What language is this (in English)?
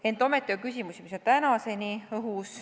Estonian